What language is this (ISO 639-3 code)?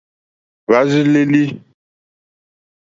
bri